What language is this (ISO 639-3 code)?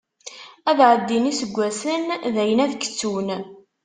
kab